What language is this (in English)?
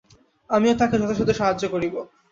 Bangla